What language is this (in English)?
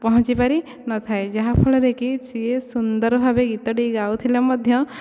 Odia